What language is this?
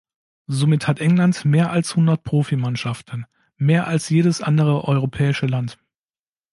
German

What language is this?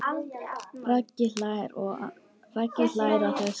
Icelandic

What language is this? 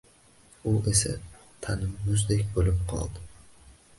Uzbek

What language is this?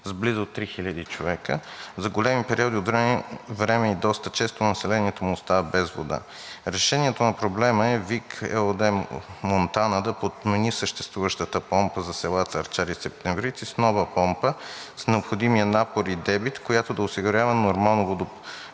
Bulgarian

